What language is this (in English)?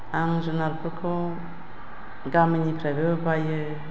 Bodo